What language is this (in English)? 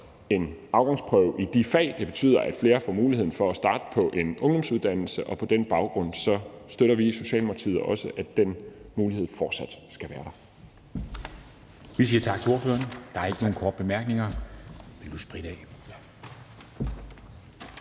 Danish